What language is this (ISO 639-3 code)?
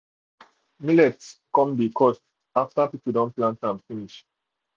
pcm